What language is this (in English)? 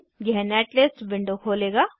Hindi